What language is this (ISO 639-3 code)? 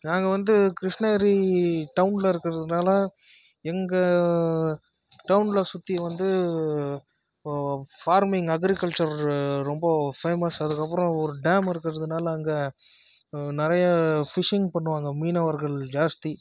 tam